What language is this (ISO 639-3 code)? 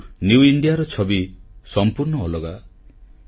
ori